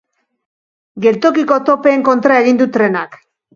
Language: Basque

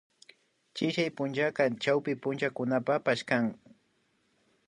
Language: Imbabura Highland Quichua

